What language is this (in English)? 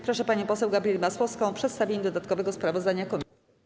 Polish